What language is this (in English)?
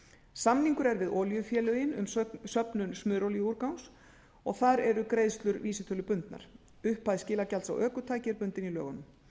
Icelandic